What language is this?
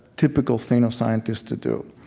English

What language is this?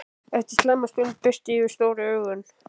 Icelandic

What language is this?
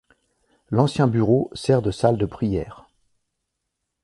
French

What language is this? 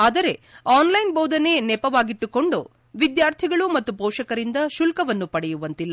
Kannada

